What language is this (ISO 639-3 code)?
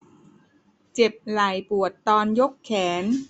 tha